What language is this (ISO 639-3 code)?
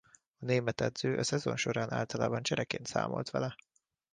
hun